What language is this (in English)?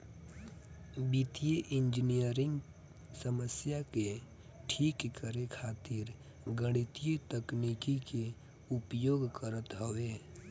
Bhojpuri